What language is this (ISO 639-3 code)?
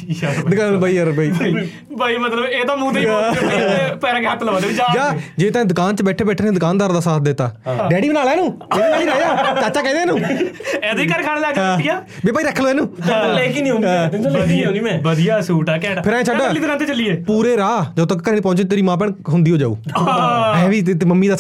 pan